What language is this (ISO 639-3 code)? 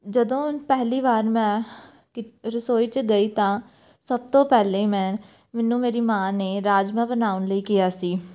pan